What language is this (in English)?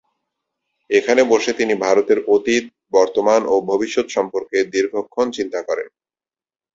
Bangla